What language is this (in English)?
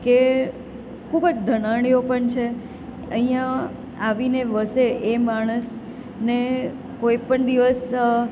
Gujarati